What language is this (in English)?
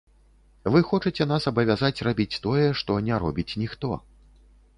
Belarusian